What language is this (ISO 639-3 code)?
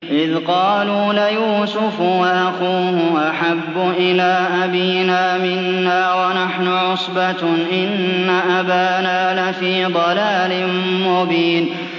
ara